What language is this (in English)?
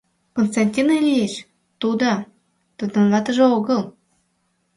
Mari